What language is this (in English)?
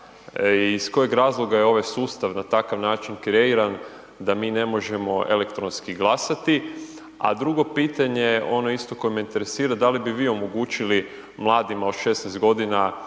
Croatian